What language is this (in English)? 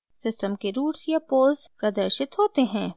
Hindi